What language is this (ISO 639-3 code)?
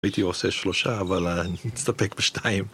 heb